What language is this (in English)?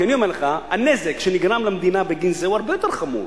Hebrew